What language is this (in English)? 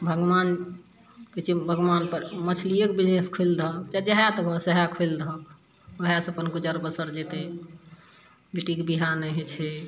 Maithili